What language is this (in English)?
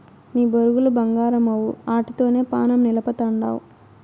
Telugu